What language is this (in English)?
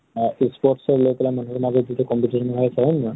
Assamese